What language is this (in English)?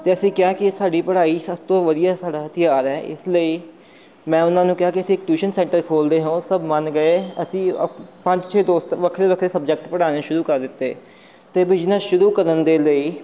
Punjabi